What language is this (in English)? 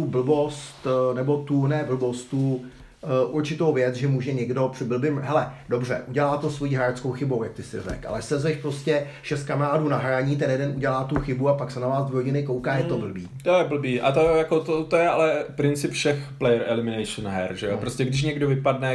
Czech